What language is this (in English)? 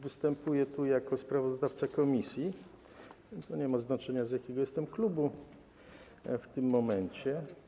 Polish